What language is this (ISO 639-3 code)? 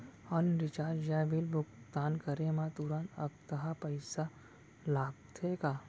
hne